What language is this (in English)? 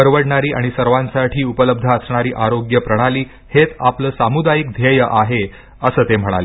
Marathi